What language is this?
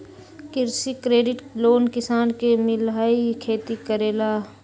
Magahi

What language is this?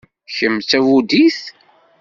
Kabyle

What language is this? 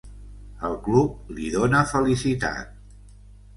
Catalan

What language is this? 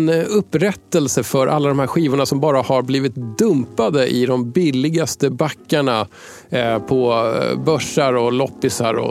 Swedish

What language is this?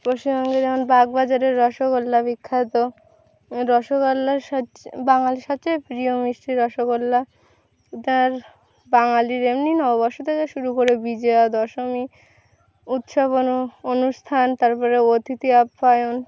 Bangla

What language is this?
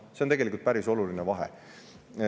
Estonian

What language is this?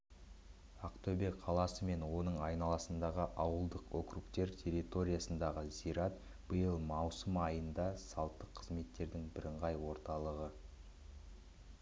Kazakh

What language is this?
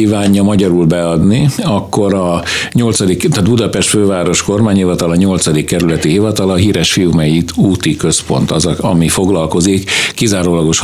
Hungarian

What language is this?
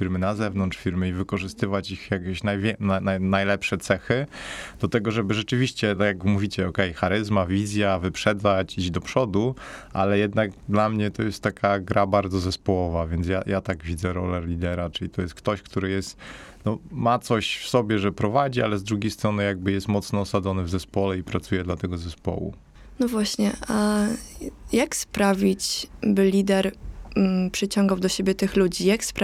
Polish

